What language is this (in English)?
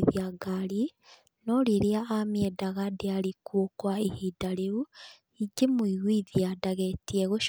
Kikuyu